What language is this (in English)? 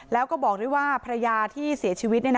Thai